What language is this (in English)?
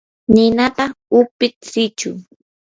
Yanahuanca Pasco Quechua